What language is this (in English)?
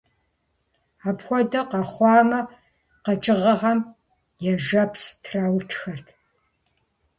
Kabardian